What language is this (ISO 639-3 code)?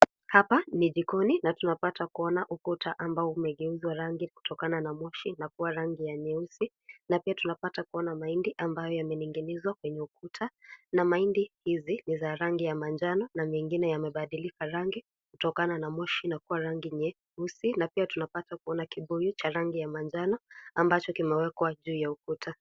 swa